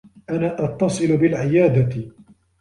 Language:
Arabic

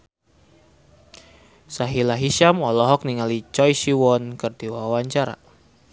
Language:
Sundanese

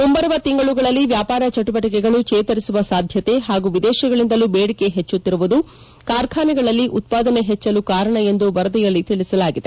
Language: Kannada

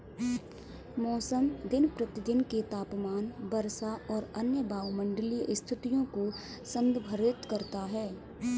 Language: Hindi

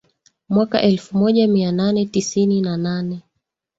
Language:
Swahili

